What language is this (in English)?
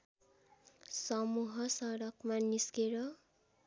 Nepali